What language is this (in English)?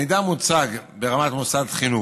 Hebrew